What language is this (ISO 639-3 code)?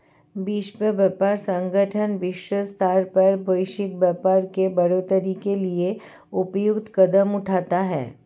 hin